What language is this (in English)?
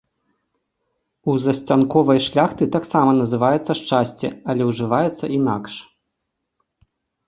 Belarusian